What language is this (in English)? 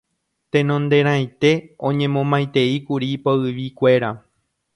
Guarani